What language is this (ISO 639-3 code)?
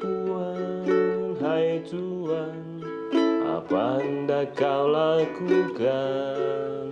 ind